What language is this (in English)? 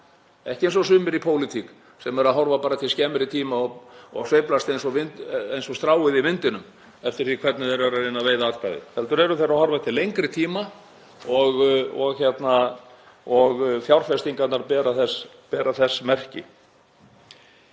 Icelandic